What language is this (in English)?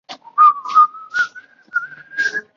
Chinese